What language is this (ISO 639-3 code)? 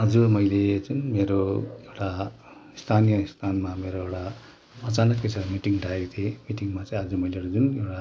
nep